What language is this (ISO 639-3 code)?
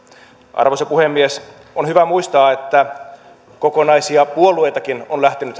fin